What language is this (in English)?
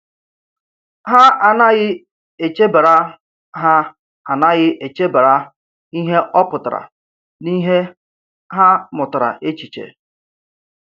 Igbo